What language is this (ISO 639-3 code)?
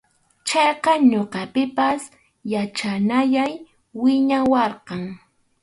qxu